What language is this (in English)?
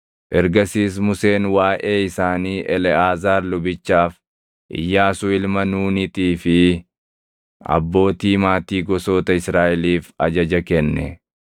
Oromo